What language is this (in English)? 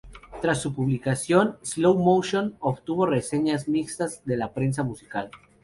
Spanish